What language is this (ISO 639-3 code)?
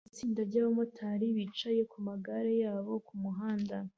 kin